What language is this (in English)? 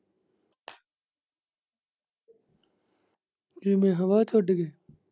Punjabi